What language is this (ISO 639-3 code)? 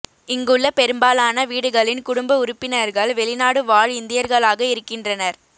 tam